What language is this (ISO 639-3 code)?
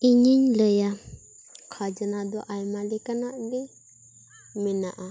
sat